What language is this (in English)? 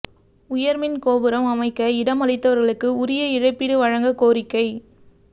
Tamil